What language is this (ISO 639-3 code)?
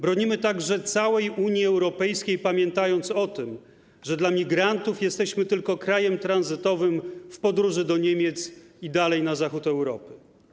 pol